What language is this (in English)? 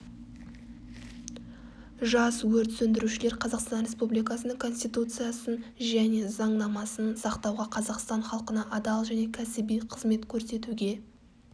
Kazakh